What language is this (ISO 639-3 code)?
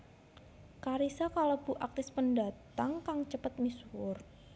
jav